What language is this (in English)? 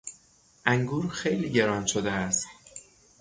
Persian